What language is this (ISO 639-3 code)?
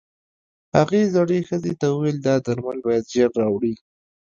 pus